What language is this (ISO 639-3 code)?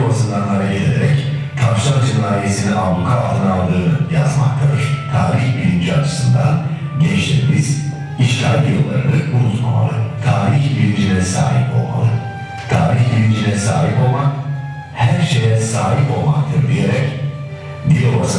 tur